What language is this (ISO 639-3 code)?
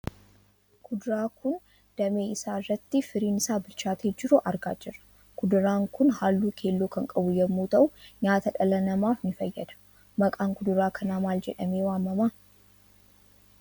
orm